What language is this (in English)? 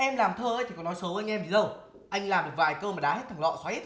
Vietnamese